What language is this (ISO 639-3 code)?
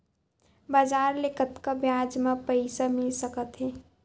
hne